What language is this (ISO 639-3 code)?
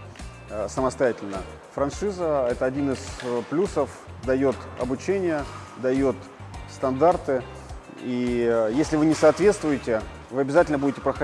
rus